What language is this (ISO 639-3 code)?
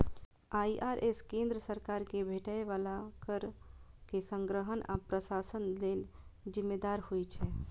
mai